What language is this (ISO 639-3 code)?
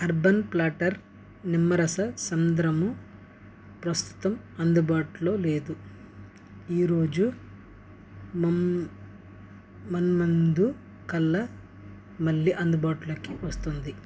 tel